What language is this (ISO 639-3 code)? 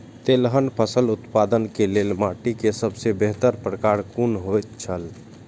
mai